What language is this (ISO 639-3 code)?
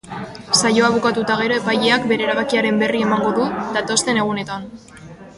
eus